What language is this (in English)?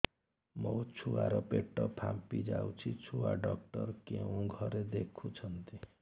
Odia